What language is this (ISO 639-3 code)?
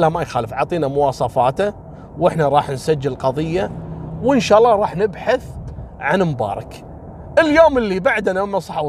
ara